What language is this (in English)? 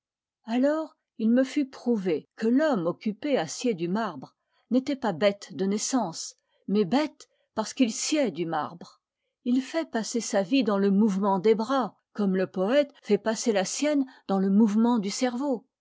French